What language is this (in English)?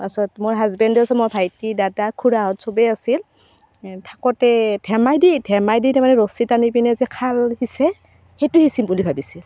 Assamese